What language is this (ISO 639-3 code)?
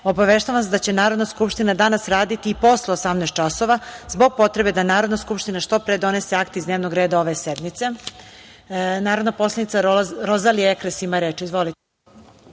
srp